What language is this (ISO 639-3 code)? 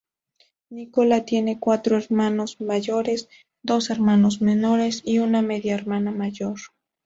spa